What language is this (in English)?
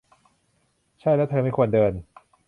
Thai